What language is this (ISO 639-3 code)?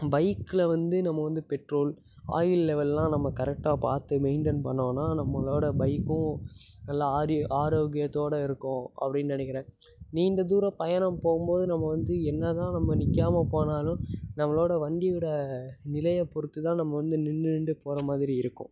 tam